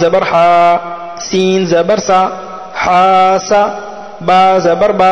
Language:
Arabic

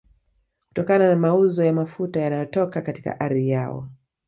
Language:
Swahili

